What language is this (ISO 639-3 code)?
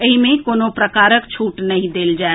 mai